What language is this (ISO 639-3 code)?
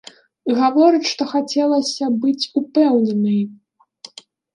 bel